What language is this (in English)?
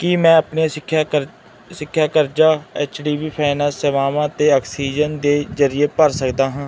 Punjabi